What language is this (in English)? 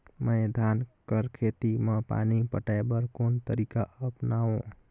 Chhattisgarhi